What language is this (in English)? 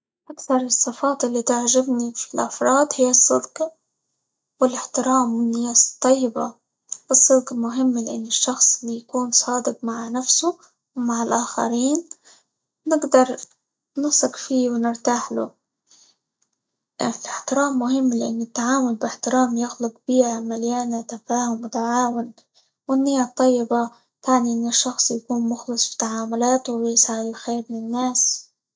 Libyan Arabic